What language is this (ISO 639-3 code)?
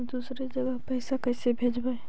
mag